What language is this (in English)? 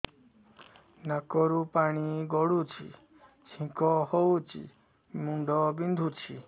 Odia